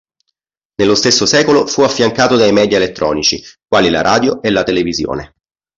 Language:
Italian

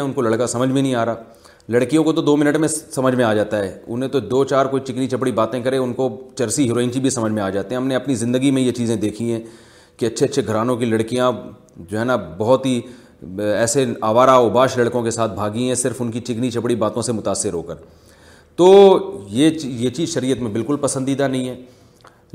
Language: Urdu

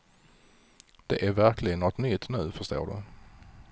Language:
Swedish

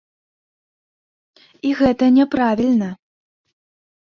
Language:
Belarusian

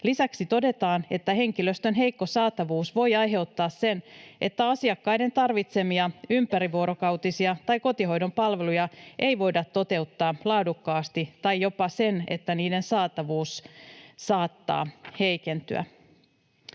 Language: Finnish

